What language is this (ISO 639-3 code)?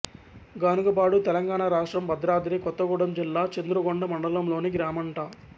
tel